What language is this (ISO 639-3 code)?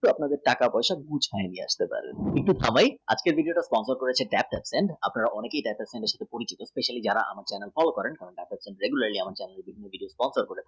ben